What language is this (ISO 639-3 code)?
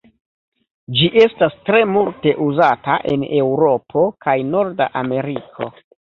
epo